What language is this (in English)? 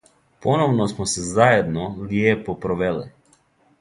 Serbian